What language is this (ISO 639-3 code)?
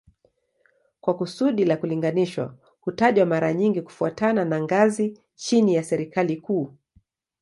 swa